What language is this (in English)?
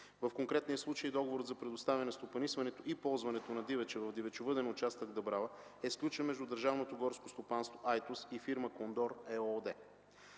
Bulgarian